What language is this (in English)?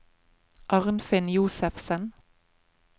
Norwegian